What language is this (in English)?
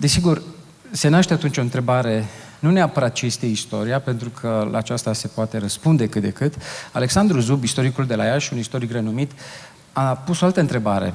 Romanian